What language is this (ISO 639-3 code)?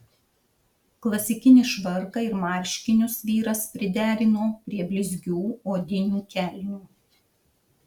lit